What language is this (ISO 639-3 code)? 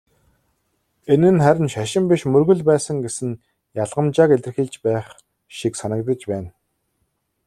mon